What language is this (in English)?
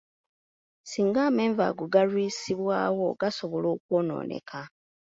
Ganda